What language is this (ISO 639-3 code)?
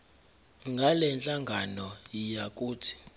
zul